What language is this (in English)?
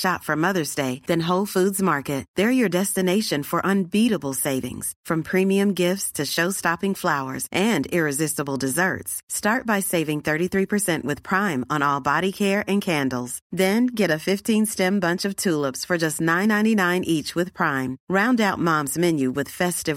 Swedish